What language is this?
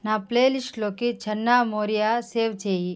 Telugu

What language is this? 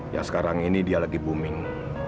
Indonesian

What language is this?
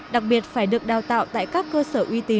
Vietnamese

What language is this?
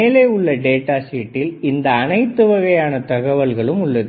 Tamil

